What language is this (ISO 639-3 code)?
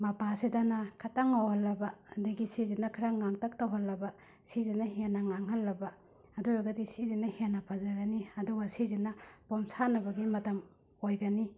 mni